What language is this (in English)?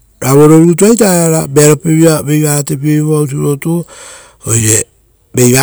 Rotokas